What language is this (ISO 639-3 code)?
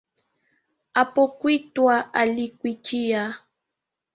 swa